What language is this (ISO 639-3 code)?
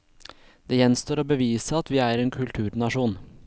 nor